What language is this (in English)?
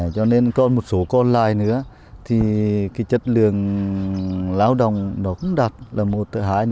Vietnamese